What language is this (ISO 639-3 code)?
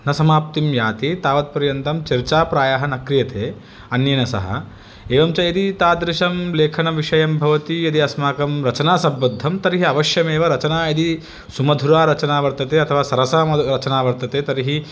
san